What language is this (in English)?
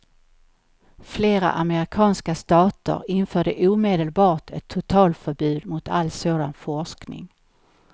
Swedish